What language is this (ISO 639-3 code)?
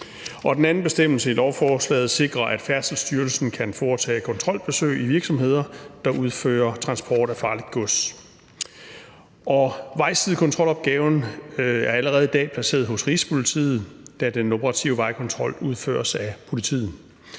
dan